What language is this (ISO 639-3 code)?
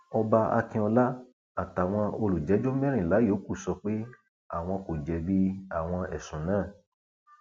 yor